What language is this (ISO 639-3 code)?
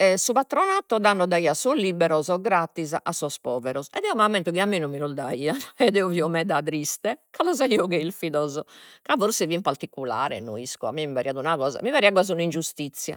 srd